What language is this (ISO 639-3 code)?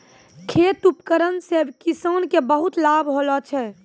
mai